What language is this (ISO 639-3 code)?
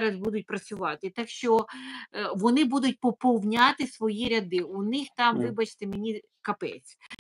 ukr